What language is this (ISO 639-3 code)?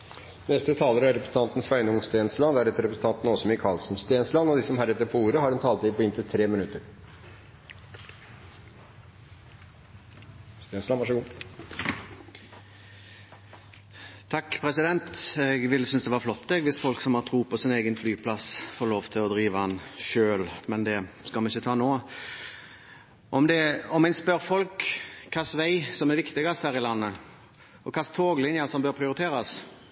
nob